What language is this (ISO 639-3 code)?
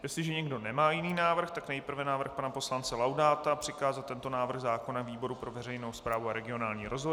ces